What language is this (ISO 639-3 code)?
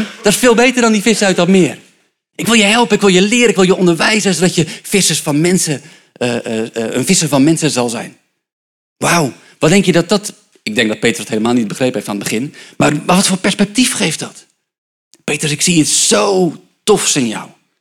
nld